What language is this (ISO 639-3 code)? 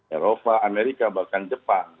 ind